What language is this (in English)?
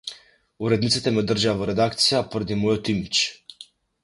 Macedonian